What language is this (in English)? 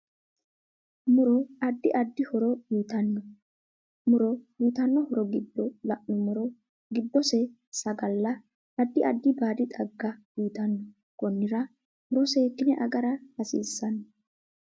Sidamo